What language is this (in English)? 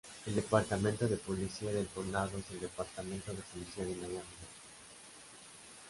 Spanish